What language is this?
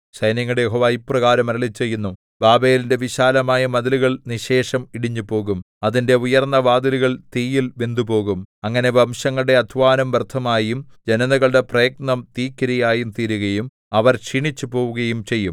Malayalam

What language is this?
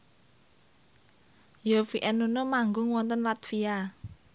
Javanese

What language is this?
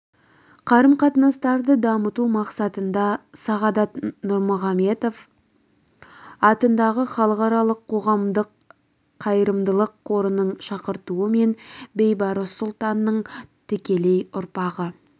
Kazakh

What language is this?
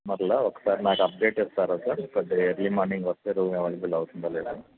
Telugu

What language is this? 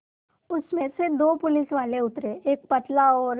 Hindi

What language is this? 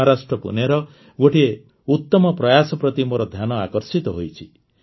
Odia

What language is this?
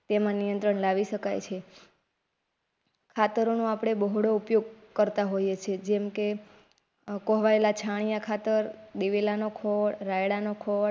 Gujarati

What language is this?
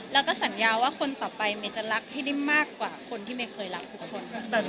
Thai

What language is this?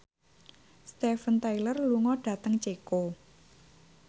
Javanese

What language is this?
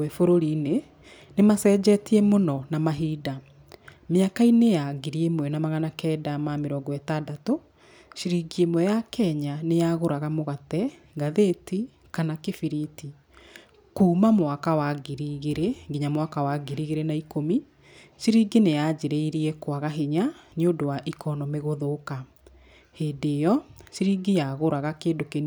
Kikuyu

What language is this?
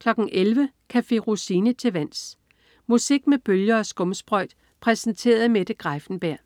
Danish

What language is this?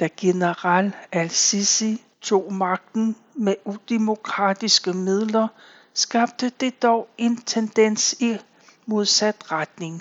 Danish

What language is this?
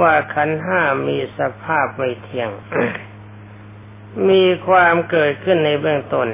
Thai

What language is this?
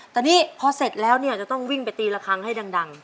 Thai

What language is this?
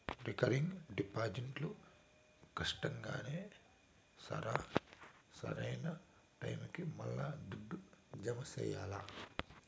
Telugu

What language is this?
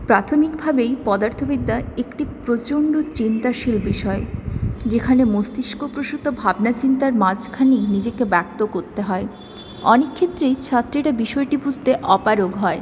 Bangla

